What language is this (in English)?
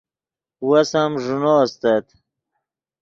Yidgha